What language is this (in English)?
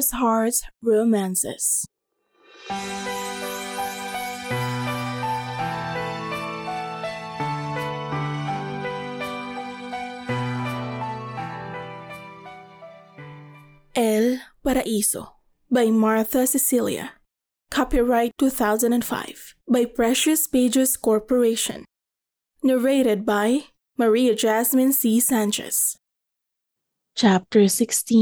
Filipino